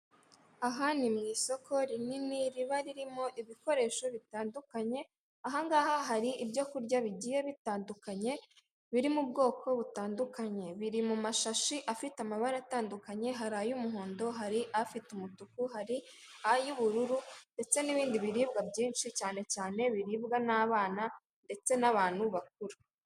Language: Kinyarwanda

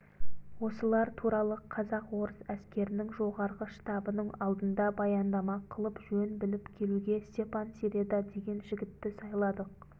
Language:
Kazakh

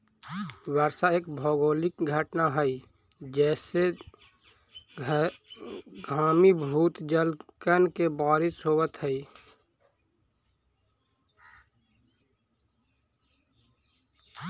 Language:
Magahi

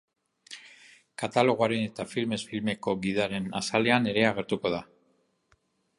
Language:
Basque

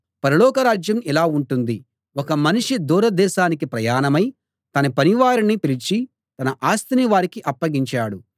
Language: Telugu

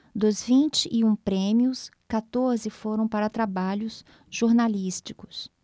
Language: Portuguese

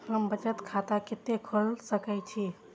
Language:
Maithili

